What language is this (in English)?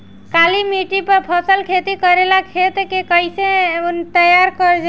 Bhojpuri